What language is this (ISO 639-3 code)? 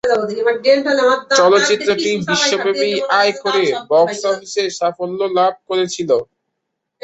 ben